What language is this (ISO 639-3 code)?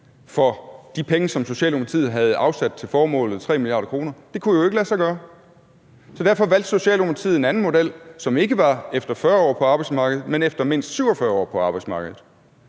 dan